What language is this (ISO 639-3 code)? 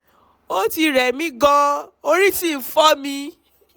yor